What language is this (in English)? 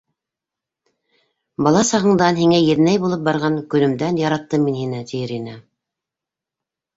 Bashkir